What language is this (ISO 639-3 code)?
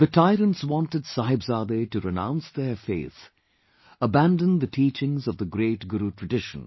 eng